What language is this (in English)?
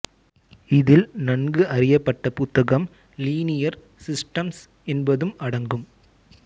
Tamil